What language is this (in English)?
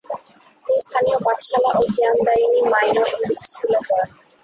Bangla